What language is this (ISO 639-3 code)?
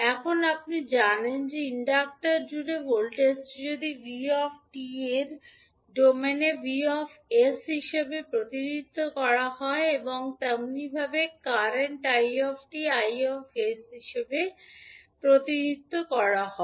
ben